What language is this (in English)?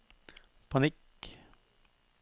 Norwegian